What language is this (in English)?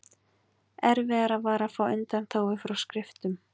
Icelandic